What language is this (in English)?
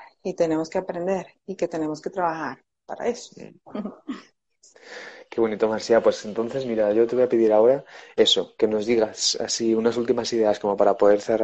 Spanish